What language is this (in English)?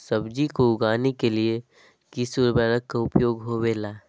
Magahi